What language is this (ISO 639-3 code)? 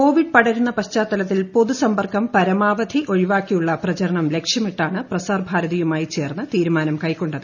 mal